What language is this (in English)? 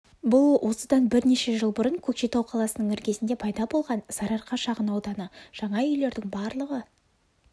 Kazakh